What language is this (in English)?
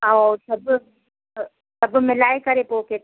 Sindhi